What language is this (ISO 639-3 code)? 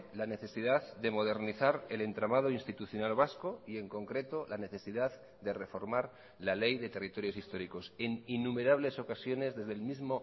spa